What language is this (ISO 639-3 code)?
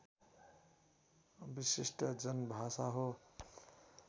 nep